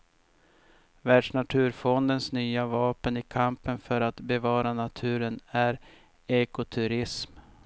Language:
Swedish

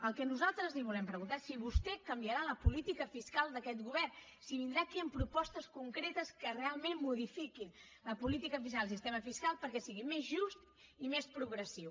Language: Catalan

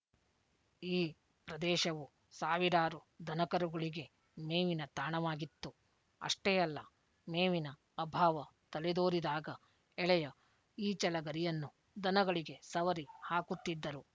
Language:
Kannada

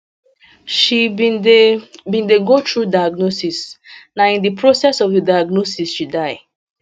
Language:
Nigerian Pidgin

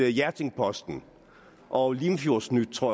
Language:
Danish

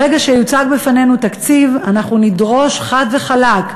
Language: Hebrew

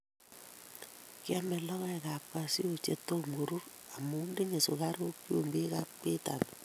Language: Kalenjin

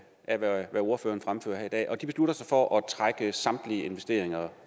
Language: Danish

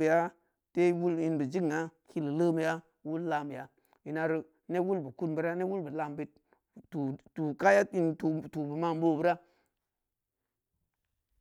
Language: Samba Leko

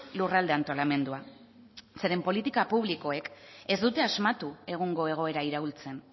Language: Basque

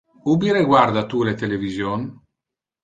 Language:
Interlingua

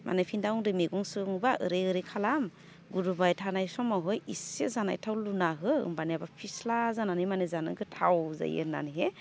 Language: Bodo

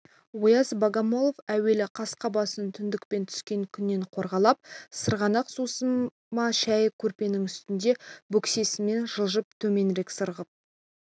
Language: Kazakh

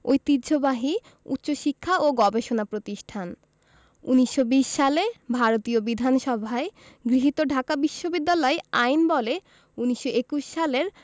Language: Bangla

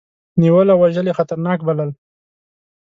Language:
Pashto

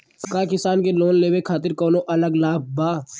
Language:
Bhojpuri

